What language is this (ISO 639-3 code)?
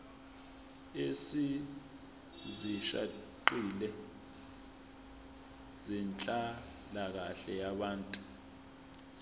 zul